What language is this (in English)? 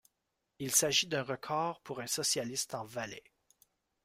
French